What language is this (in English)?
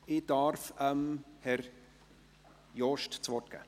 Swiss German